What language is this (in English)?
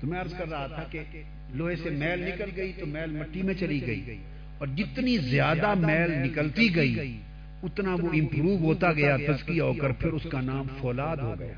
Urdu